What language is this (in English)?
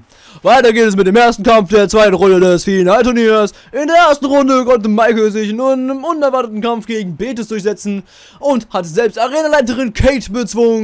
German